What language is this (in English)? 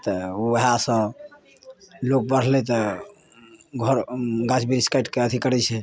Maithili